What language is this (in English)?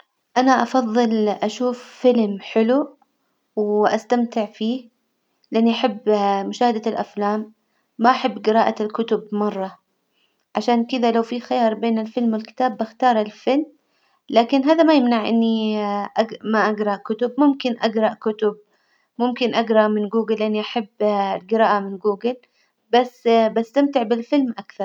Hijazi Arabic